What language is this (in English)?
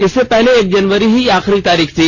Hindi